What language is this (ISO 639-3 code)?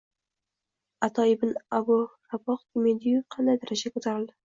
uzb